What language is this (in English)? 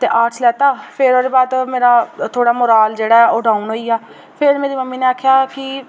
Dogri